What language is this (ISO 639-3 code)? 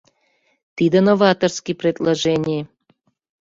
chm